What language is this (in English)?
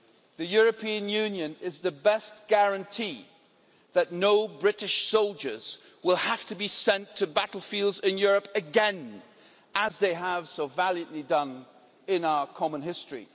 English